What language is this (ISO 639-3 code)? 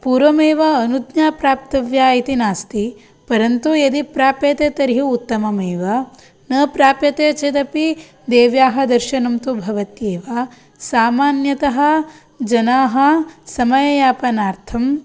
san